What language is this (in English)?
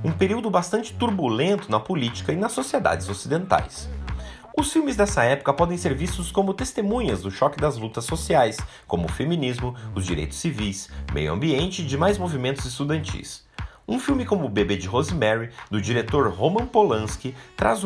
Portuguese